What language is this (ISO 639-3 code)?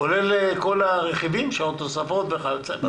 heb